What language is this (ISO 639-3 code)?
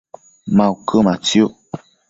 mcf